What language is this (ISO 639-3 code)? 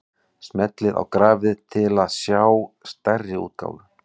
isl